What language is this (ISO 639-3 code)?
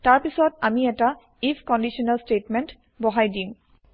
asm